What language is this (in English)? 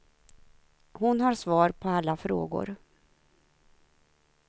Swedish